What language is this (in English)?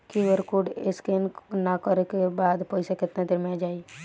Bhojpuri